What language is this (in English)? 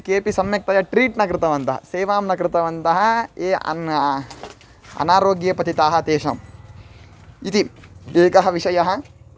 Sanskrit